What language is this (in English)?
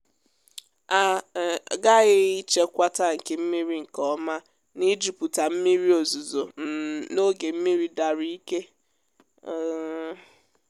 Igbo